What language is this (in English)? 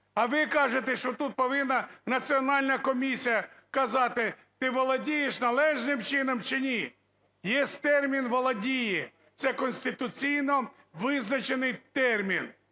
Ukrainian